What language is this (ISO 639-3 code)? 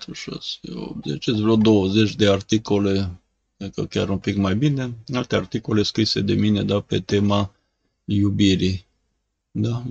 ron